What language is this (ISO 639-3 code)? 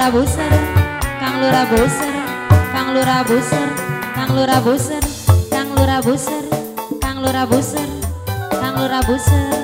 ind